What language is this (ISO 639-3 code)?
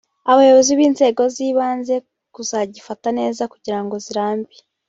kin